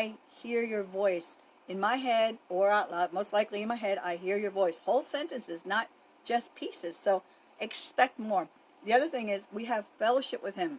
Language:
English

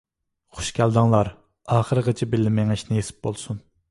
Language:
Uyghur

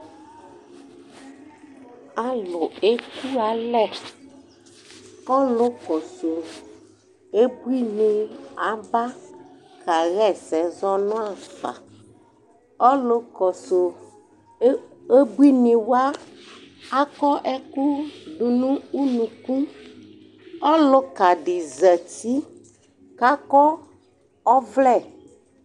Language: Ikposo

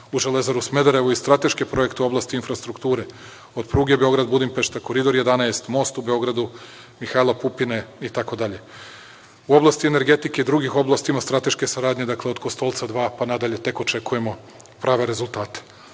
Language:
Serbian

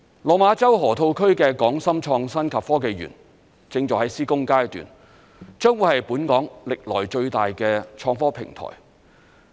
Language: Cantonese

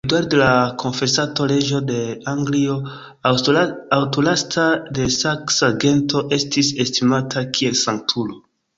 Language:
Esperanto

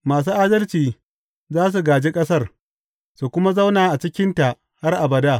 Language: Hausa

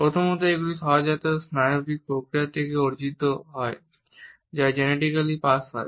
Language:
Bangla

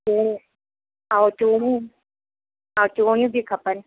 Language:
Sindhi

